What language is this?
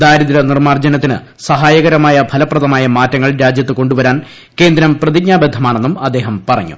Malayalam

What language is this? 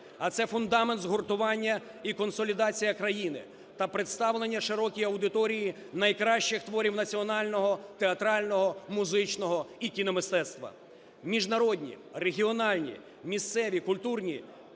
Ukrainian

